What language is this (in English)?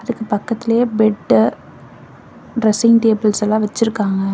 Tamil